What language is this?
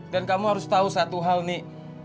Indonesian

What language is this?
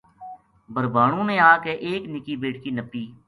Gujari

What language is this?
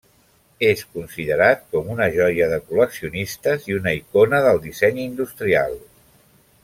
Catalan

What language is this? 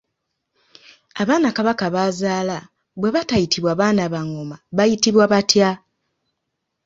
Ganda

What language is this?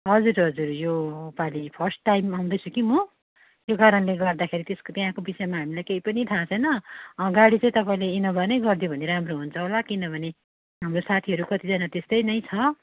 Nepali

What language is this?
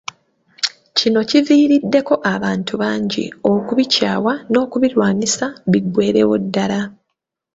Ganda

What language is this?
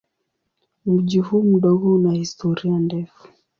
Swahili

